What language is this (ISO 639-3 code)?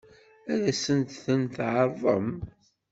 kab